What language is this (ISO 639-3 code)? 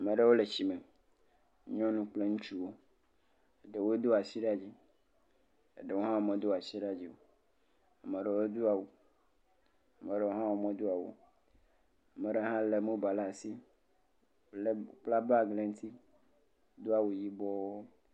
ewe